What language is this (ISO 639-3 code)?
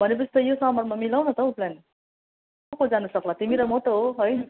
nep